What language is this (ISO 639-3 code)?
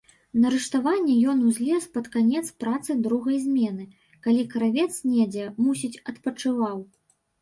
bel